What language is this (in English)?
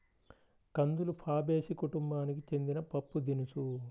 Telugu